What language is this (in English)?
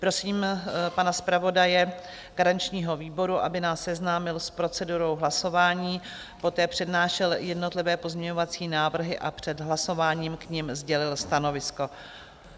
Czech